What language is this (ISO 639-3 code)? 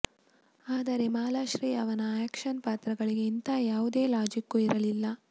kan